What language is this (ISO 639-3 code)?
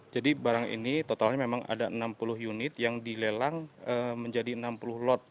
ind